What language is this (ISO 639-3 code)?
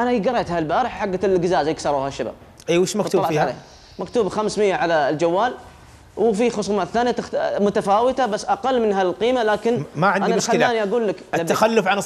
ara